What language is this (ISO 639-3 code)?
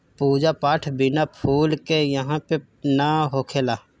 bho